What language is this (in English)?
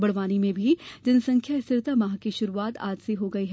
Hindi